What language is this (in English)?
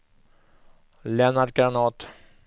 Swedish